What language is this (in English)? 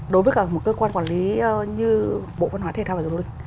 Vietnamese